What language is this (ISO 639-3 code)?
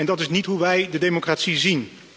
nld